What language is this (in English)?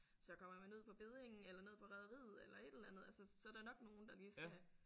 Danish